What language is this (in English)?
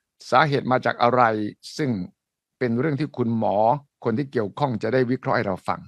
Thai